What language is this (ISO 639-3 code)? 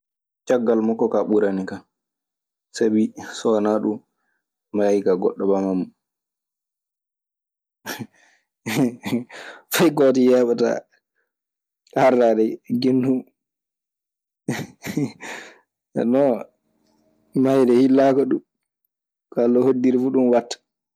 ffm